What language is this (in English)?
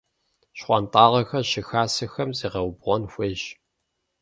Kabardian